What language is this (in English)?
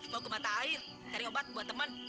Indonesian